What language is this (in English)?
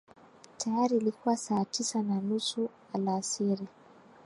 Swahili